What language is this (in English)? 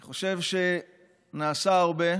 Hebrew